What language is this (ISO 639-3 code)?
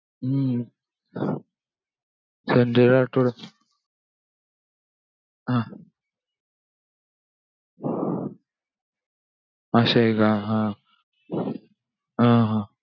mar